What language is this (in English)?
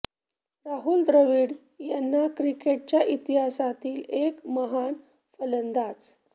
Marathi